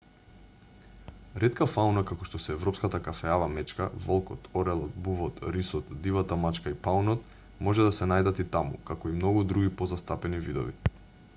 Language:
Macedonian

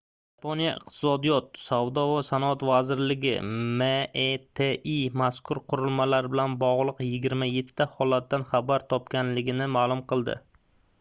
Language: Uzbek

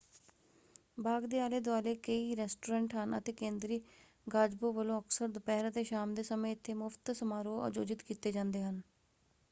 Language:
Punjabi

